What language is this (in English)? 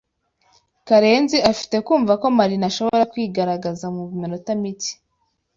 Kinyarwanda